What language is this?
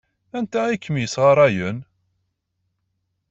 Kabyle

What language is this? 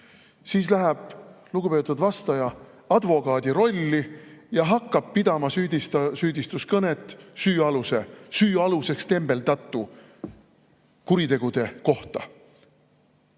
Estonian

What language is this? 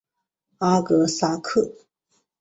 Chinese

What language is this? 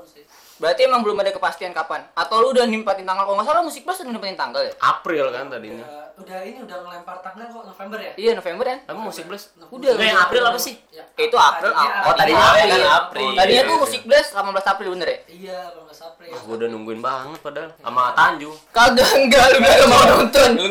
Indonesian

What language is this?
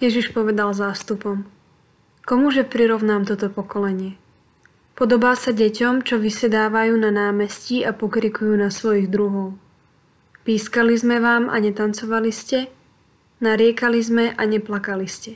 Slovak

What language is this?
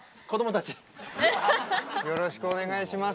Japanese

